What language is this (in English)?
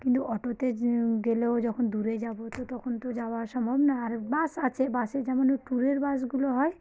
Bangla